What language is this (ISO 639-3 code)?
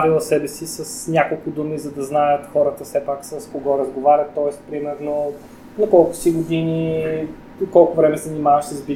bul